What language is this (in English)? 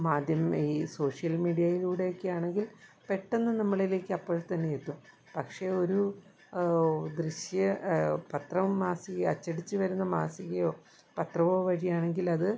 Malayalam